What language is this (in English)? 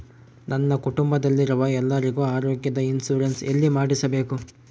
Kannada